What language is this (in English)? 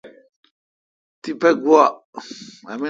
Kalkoti